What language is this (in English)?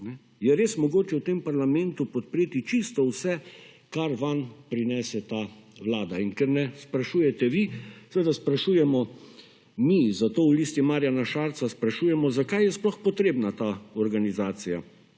Slovenian